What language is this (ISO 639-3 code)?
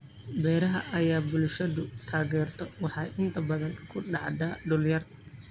som